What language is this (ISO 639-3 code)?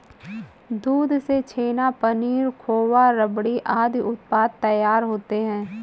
hin